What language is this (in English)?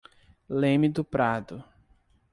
Portuguese